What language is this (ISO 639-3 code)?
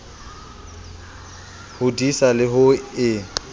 sot